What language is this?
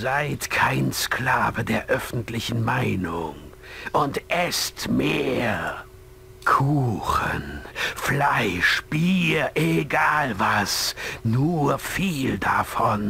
German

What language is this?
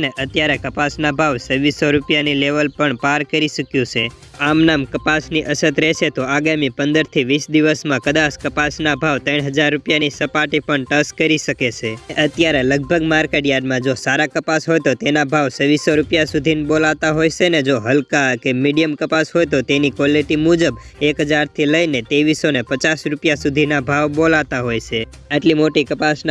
Hindi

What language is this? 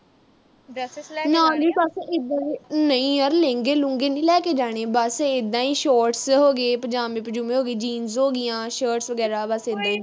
Punjabi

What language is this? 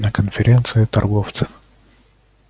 Russian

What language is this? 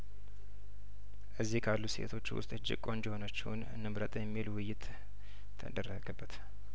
Amharic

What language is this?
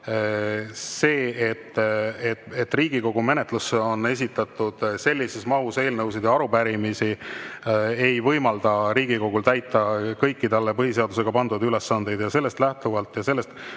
Estonian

